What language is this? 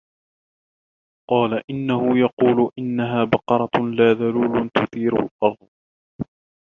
Arabic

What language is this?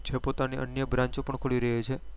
Gujarati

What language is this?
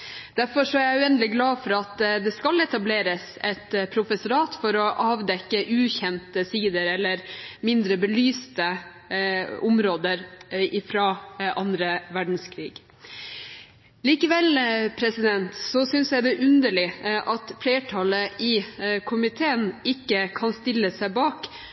Norwegian Bokmål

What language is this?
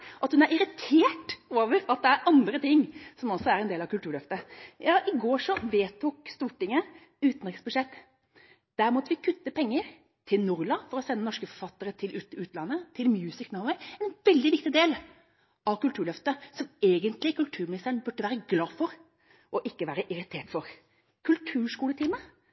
Norwegian Bokmål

